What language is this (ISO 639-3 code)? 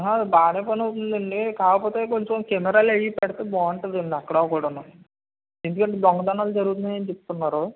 tel